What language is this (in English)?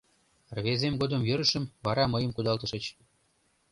Mari